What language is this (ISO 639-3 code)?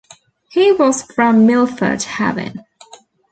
eng